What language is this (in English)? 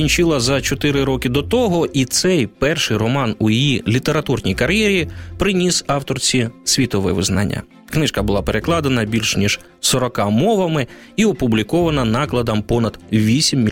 Ukrainian